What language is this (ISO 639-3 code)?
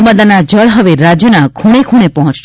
guj